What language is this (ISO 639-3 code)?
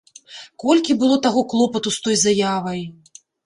bel